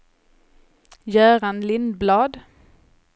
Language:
Swedish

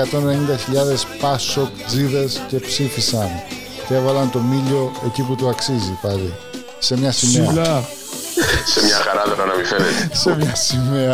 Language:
Greek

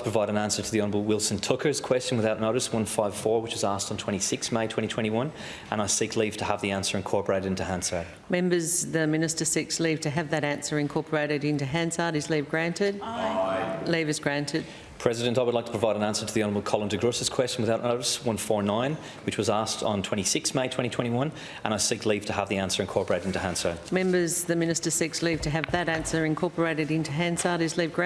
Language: English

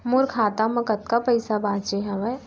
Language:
Chhattisgarhi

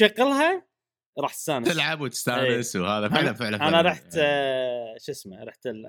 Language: Arabic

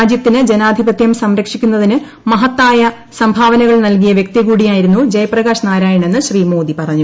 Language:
Malayalam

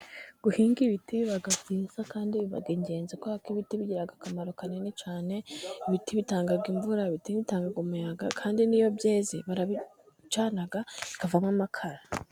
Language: Kinyarwanda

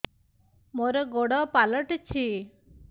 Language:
Odia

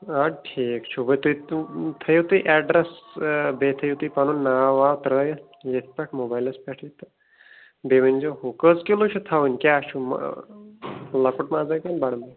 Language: Kashmiri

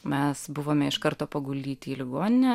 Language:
Lithuanian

